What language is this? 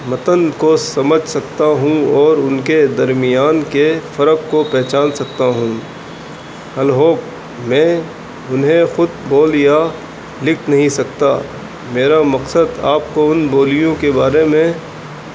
Urdu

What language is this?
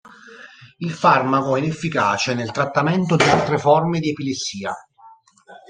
Italian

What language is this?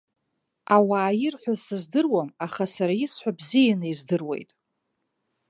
Abkhazian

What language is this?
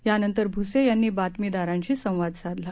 Marathi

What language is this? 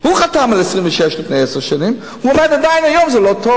Hebrew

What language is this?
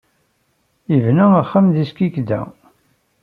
Kabyle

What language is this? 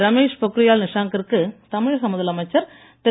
Tamil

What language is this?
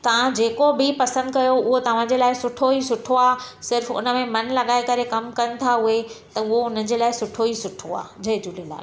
Sindhi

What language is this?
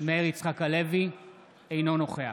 Hebrew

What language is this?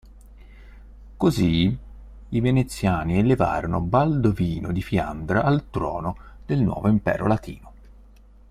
Italian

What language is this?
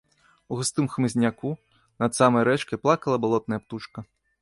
Belarusian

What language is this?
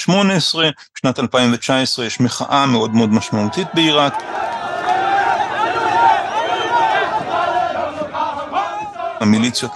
Hebrew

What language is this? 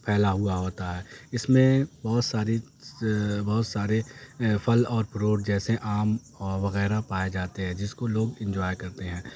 Urdu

